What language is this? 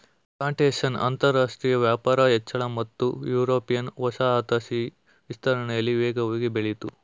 Kannada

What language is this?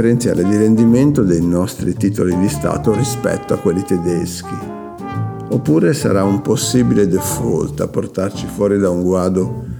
Italian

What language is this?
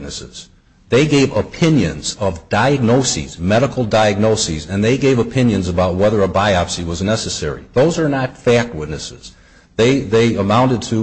English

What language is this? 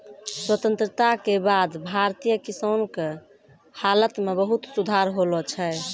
Maithili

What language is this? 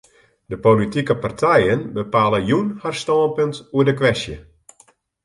Western Frisian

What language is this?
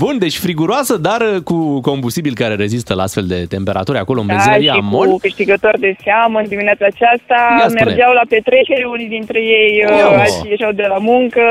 Romanian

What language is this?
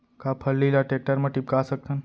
Chhattisgarhi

